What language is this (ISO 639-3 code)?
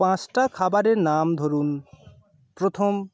ben